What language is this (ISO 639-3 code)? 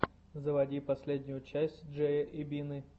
rus